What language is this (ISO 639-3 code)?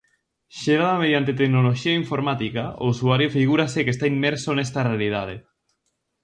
glg